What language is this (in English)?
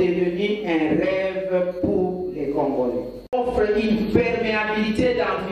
French